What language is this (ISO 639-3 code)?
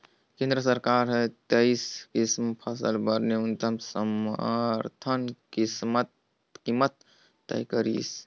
hne